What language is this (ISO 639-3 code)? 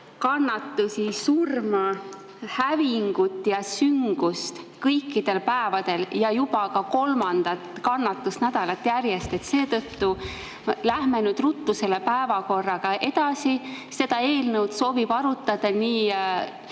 est